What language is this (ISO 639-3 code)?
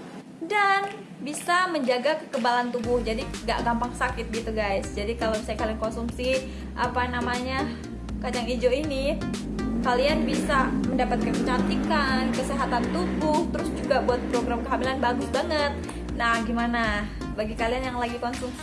ind